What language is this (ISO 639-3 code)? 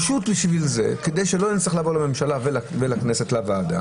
heb